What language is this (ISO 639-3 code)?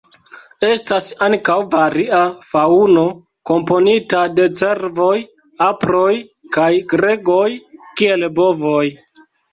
epo